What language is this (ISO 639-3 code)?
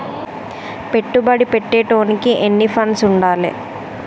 tel